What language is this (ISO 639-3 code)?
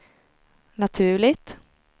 swe